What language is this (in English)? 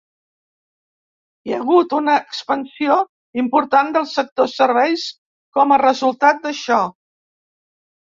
Catalan